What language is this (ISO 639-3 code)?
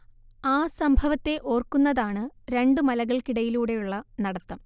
mal